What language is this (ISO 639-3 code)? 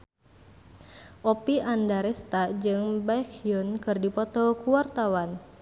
sun